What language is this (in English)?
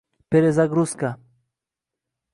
Uzbek